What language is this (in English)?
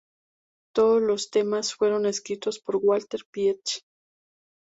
Spanish